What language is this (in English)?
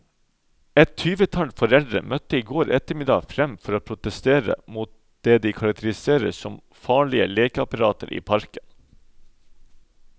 Norwegian